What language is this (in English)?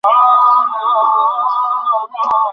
Bangla